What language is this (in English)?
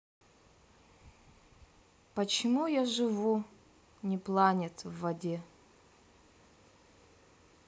Russian